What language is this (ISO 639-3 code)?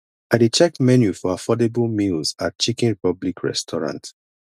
pcm